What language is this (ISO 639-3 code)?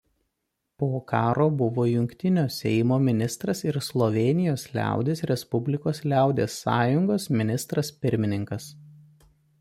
lit